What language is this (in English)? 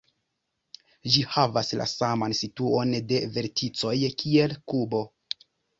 Esperanto